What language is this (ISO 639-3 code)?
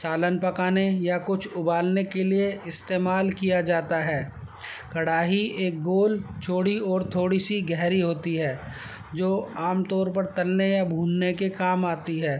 urd